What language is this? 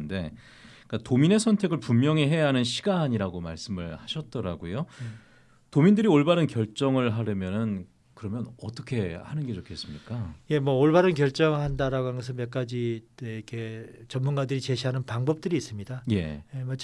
Korean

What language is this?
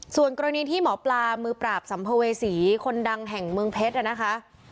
Thai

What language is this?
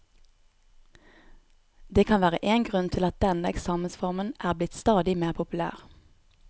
Norwegian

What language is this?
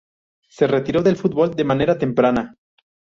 Spanish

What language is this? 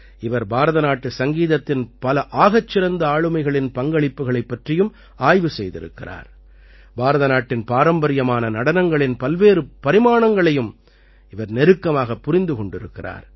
Tamil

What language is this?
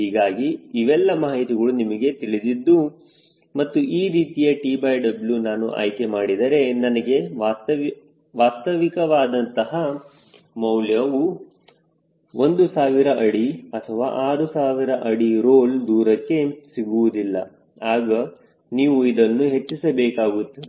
Kannada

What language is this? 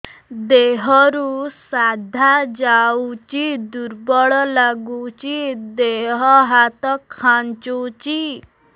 Odia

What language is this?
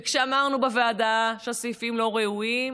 Hebrew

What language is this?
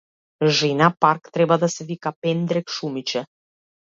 Macedonian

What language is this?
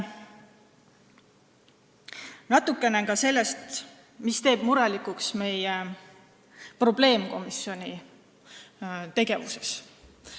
Estonian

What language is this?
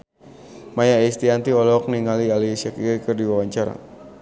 Sundanese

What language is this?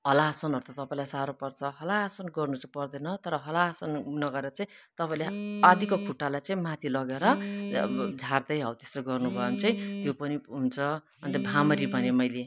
Nepali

